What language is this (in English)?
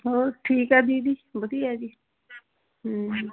Punjabi